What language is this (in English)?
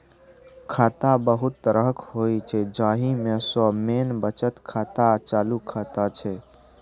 Maithili